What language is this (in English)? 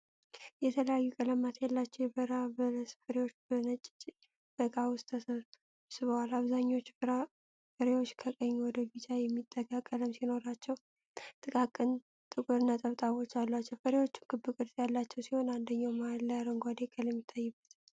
Amharic